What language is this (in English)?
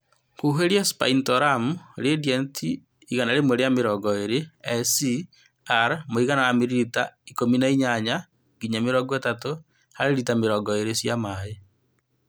Kikuyu